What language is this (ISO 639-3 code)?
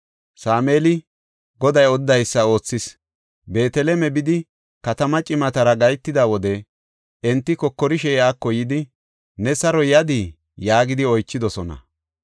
gof